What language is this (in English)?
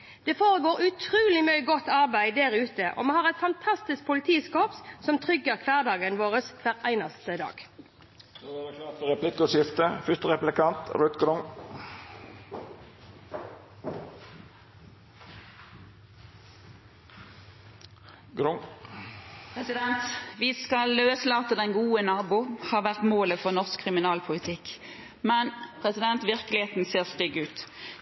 Norwegian